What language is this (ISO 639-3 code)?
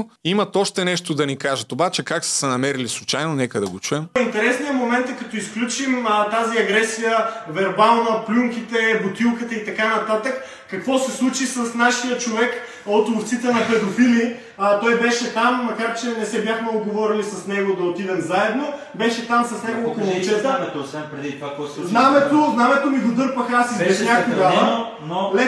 bul